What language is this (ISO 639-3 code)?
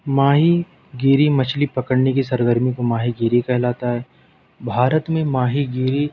urd